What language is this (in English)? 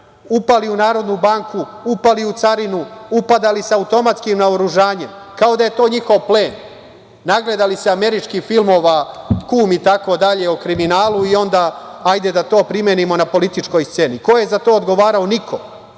Serbian